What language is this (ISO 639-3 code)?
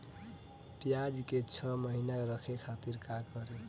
bho